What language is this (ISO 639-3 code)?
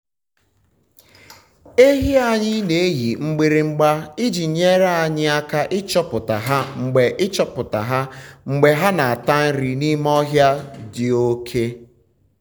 ibo